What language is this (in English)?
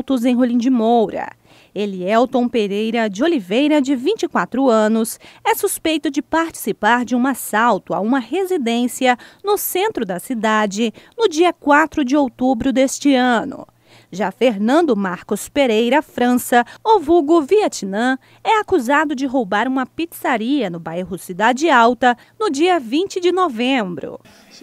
Portuguese